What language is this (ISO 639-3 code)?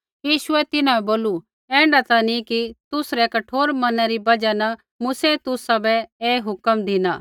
kfx